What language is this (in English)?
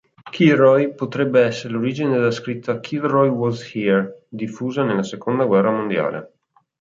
Italian